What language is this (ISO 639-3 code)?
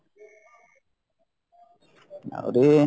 ori